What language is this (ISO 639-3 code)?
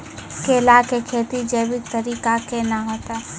mai